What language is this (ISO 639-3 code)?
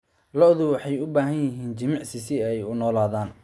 som